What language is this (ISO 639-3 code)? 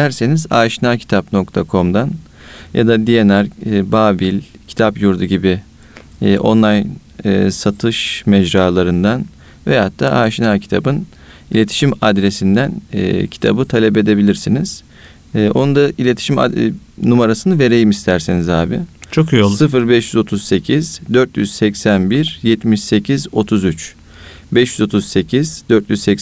tur